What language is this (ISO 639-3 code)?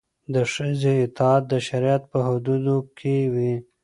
pus